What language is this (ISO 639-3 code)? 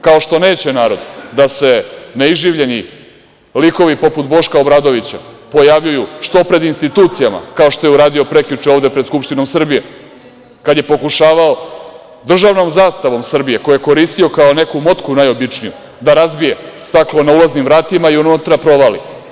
srp